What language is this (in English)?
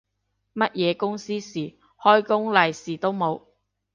Cantonese